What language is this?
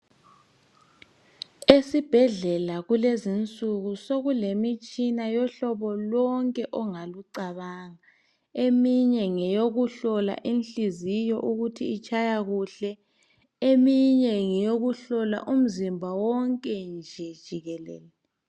North Ndebele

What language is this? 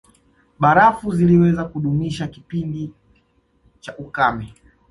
Swahili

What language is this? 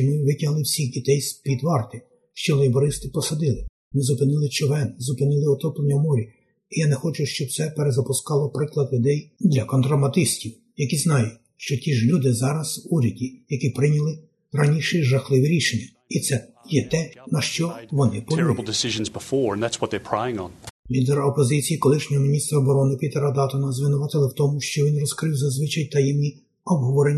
Ukrainian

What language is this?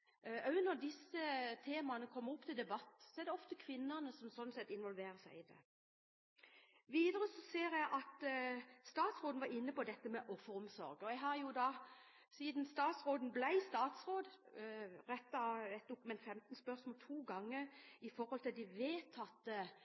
Norwegian Bokmål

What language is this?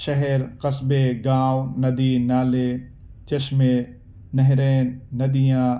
Urdu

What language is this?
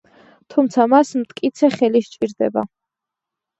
Georgian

